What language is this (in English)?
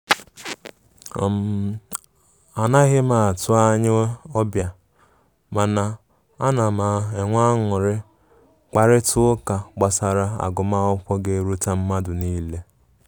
Igbo